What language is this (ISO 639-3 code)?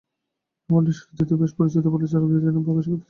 ben